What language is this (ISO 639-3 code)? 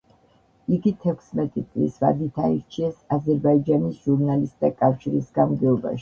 kat